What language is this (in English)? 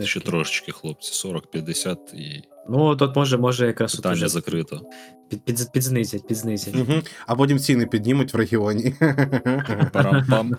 Ukrainian